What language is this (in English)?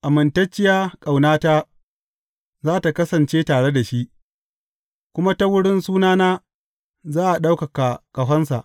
Hausa